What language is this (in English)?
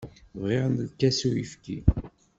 Kabyle